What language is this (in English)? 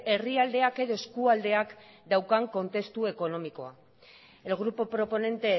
Basque